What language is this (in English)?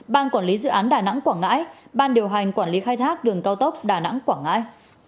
Vietnamese